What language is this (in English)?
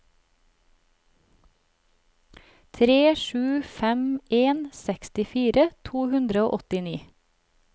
Norwegian